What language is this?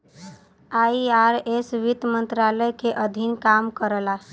Bhojpuri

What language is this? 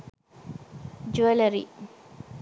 Sinhala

